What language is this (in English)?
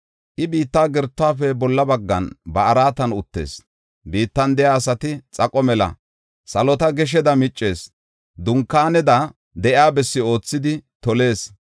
Gofa